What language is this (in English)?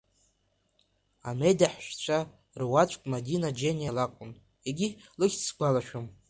Abkhazian